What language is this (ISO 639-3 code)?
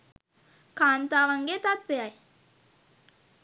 sin